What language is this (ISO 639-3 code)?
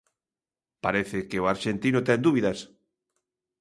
glg